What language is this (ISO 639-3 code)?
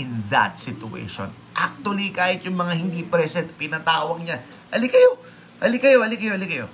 fil